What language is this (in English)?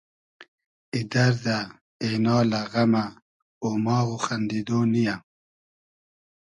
Hazaragi